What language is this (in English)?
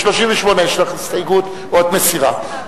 Hebrew